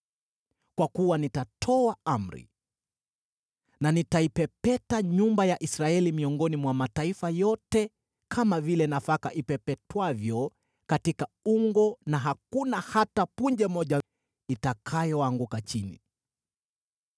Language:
Swahili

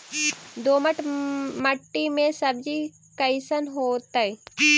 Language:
Magahi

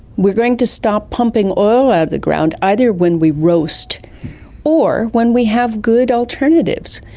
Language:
English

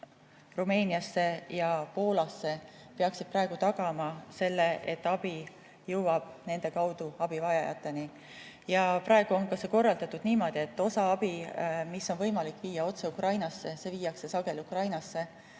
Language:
Estonian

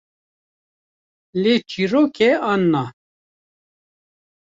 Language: Kurdish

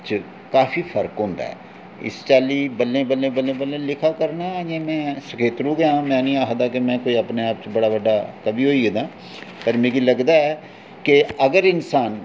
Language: Dogri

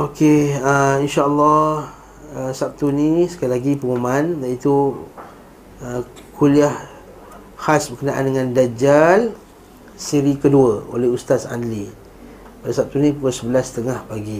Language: Malay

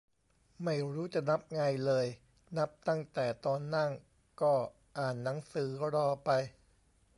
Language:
Thai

